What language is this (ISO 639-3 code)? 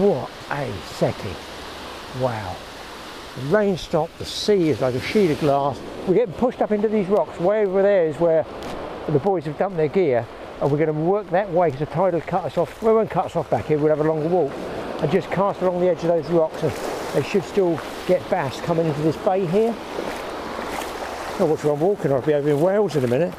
eng